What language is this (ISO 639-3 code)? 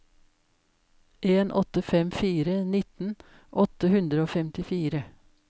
nor